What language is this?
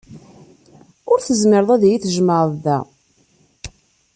Kabyle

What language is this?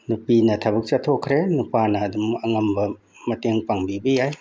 Manipuri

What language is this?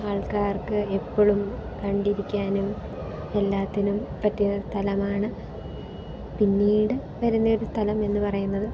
Malayalam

